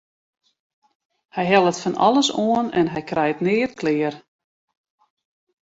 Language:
Western Frisian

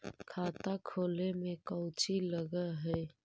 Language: Magahi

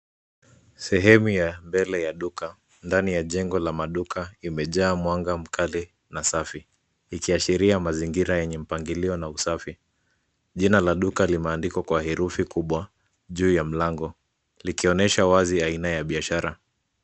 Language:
Swahili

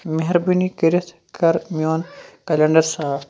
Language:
Kashmiri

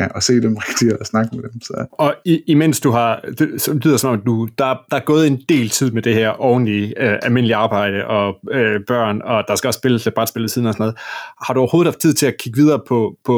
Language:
Danish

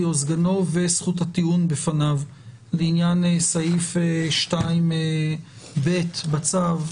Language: Hebrew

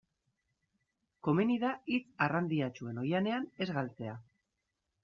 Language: Basque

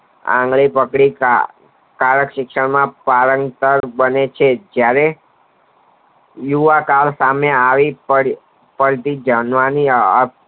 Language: Gujarati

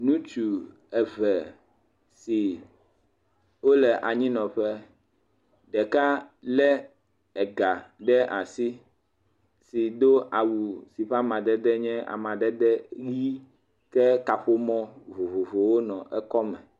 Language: Ewe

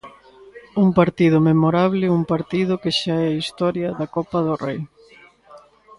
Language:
Galician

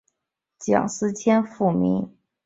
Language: Chinese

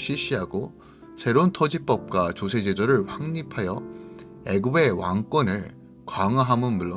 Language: Korean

